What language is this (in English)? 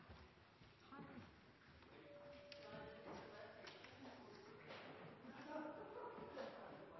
Norwegian Bokmål